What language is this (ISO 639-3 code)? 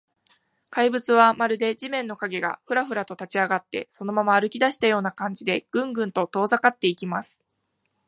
jpn